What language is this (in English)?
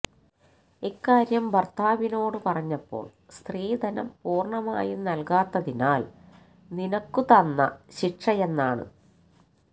Malayalam